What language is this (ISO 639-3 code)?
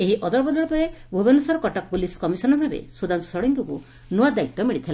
ori